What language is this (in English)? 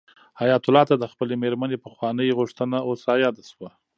Pashto